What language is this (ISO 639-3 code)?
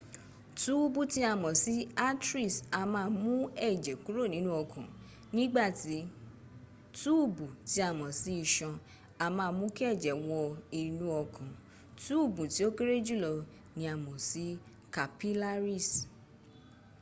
yor